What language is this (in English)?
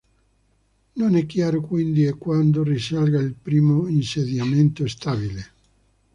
Italian